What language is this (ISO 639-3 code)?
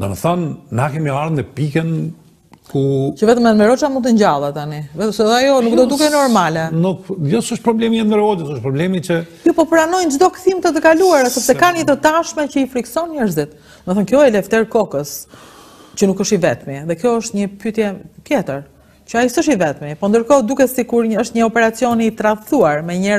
ron